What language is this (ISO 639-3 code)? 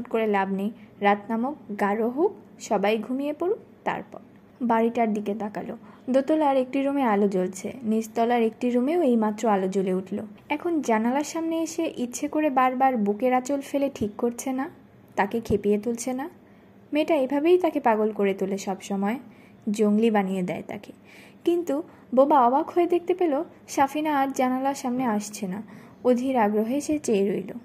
ben